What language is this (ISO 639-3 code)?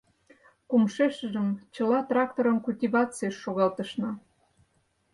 chm